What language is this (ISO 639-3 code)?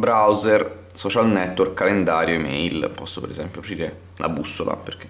ita